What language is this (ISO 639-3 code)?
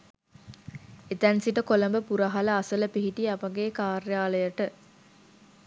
sin